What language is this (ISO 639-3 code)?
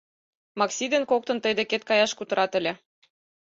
chm